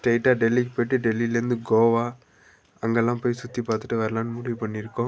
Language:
Tamil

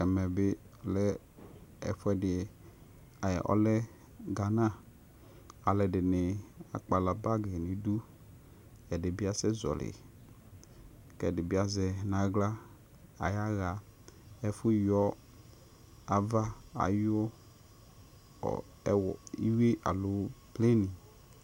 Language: Ikposo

